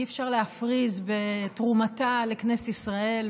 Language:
Hebrew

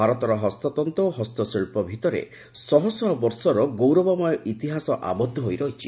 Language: Odia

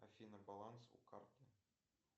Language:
Russian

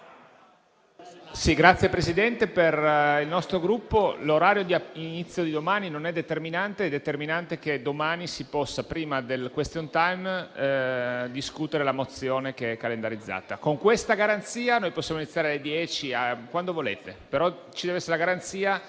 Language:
Italian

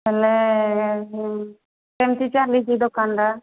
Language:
Odia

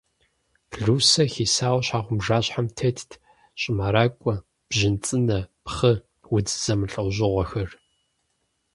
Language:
Kabardian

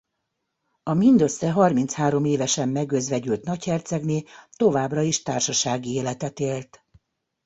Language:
Hungarian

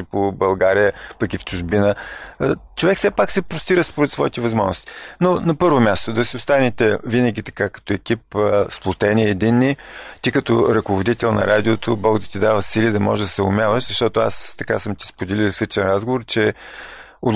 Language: Bulgarian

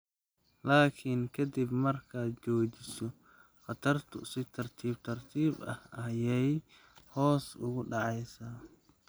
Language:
Somali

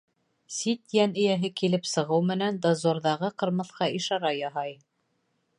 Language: Bashkir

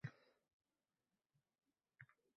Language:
Uzbek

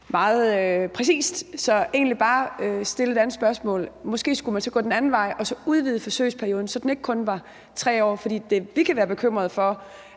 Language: Danish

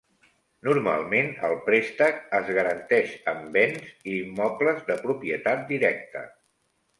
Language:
Catalan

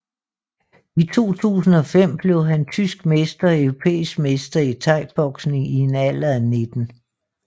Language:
Danish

